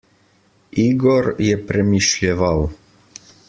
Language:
Slovenian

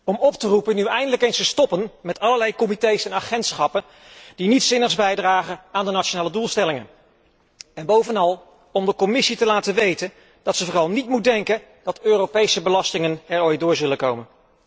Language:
Dutch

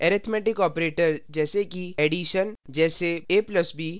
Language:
Hindi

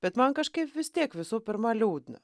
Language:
Lithuanian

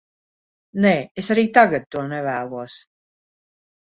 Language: Latvian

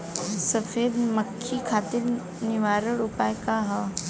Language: Bhojpuri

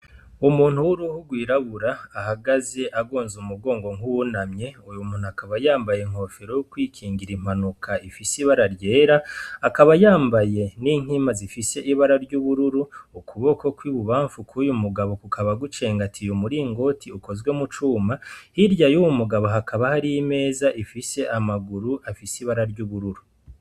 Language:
Rundi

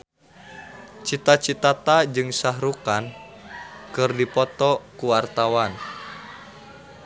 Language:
Sundanese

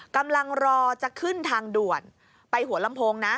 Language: Thai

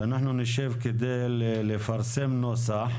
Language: Hebrew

